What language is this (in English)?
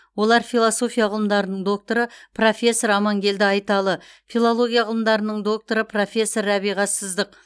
Kazakh